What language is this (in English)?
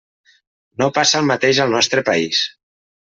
Catalan